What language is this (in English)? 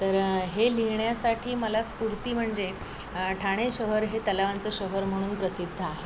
Marathi